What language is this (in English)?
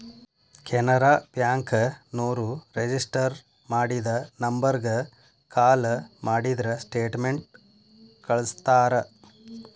Kannada